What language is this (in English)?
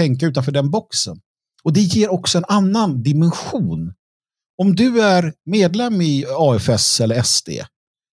Swedish